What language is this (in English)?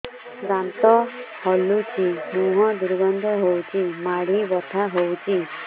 Odia